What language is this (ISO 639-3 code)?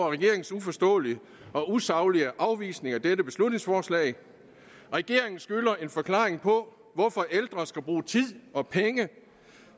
dan